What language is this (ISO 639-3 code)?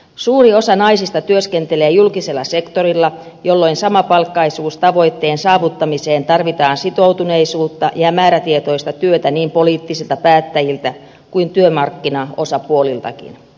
fin